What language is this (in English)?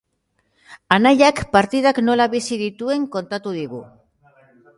Basque